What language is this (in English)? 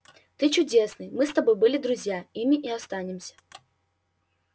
Russian